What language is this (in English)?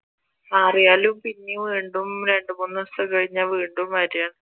Malayalam